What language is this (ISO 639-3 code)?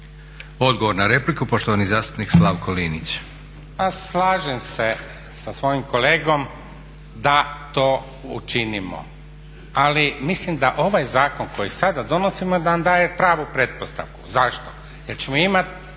hrv